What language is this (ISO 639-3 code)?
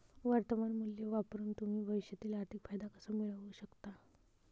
mar